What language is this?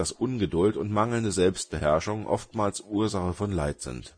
German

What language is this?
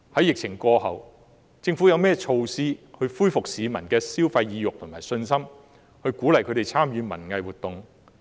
Cantonese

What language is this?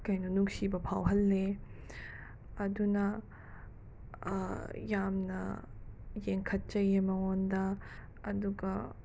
Manipuri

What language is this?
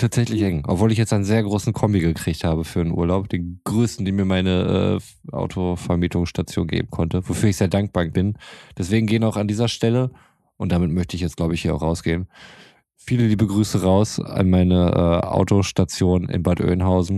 German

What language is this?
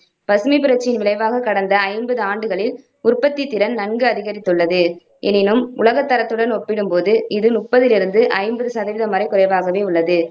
Tamil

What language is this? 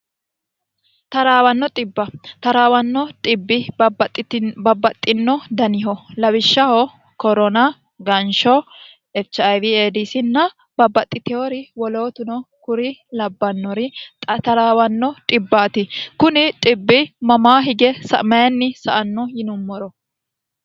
Sidamo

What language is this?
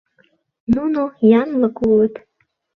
Mari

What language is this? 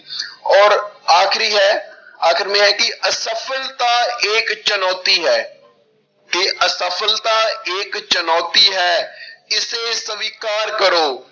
Punjabi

